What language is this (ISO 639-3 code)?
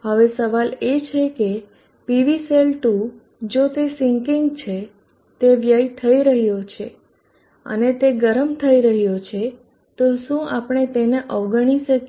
guj